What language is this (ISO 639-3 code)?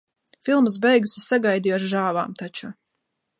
lav